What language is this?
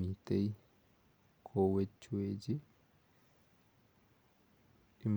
Kalenjin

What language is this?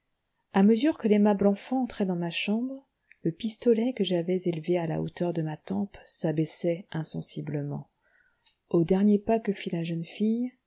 French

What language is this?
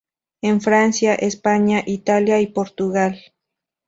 Spanish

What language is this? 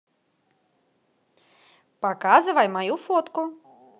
Russian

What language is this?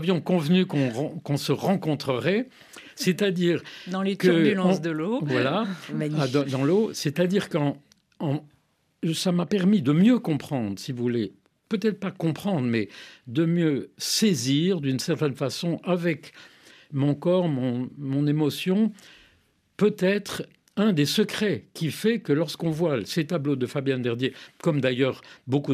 French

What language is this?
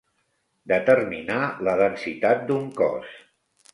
Catalan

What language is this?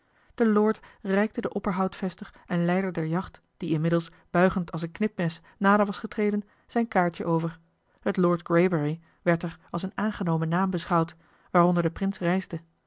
Dutch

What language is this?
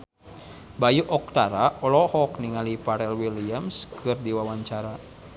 Sundanese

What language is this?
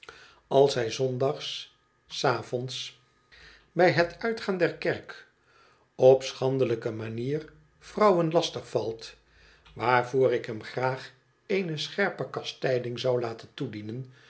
Dutch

